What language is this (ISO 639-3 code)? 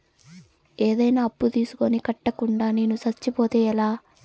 tel